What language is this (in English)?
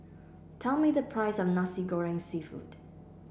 English